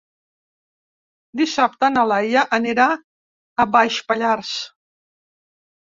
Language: Catalan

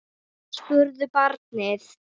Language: Icelandic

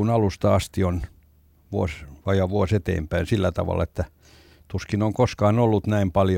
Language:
Finnish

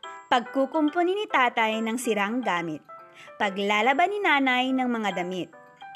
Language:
Filipino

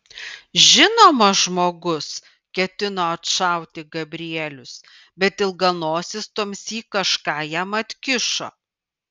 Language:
Lithuanian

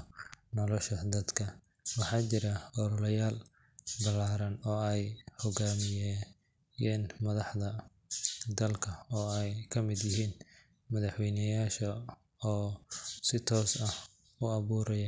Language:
Somali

